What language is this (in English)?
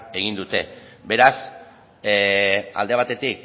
Basque